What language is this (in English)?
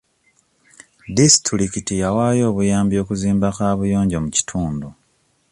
Ganda